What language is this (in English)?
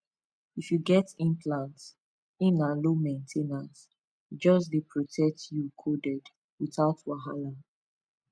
Nigerian Pidgin